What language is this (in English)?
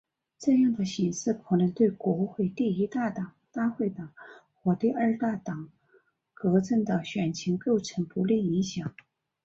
Chinese